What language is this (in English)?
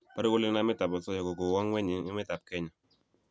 Kalenjin